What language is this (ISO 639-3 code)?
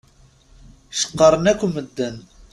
kab